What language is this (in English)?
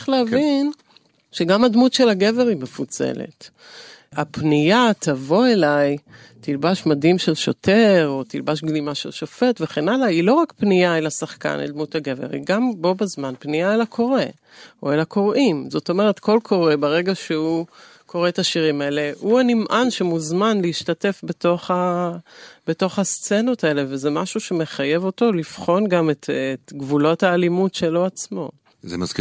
Hebrew